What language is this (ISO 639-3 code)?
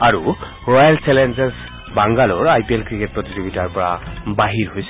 asm